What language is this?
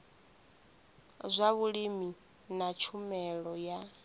Venda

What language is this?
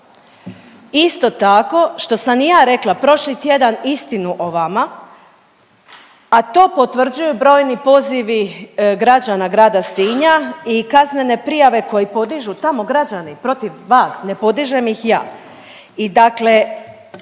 Croatian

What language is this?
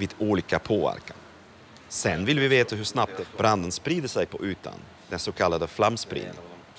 Swedish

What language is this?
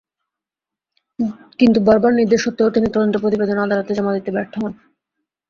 Bangla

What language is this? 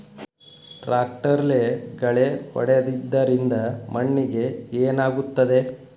Kannada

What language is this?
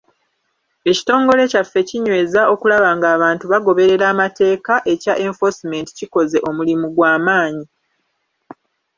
Ganda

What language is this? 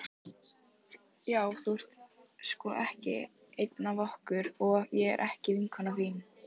Icelandic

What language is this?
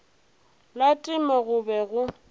Northern Sotho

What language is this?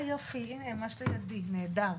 Hebrew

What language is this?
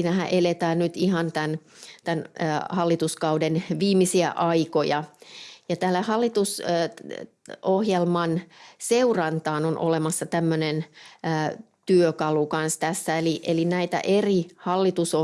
Finnish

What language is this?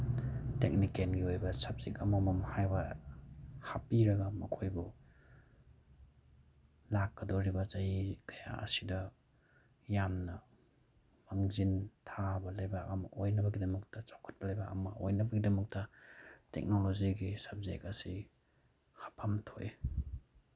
Manipuri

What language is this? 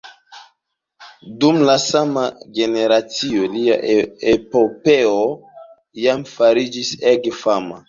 Esperanto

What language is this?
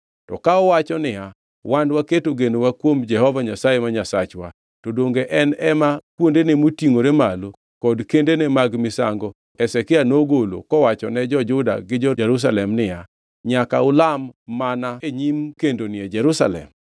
Luo (Kenya and Tanzania)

